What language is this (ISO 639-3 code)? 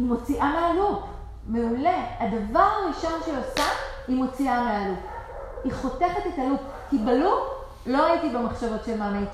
heb